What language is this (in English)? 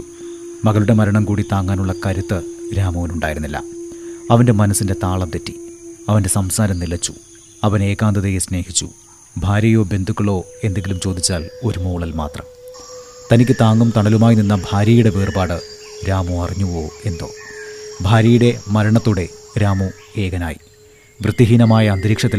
Malayalam